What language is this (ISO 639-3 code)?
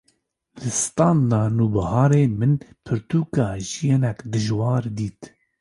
kur